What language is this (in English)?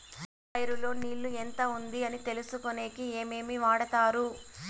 Telugu